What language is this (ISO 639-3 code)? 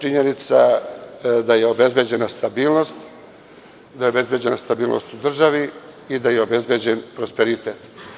srp